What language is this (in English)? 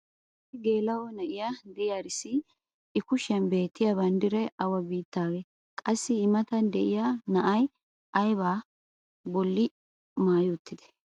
Wolaytta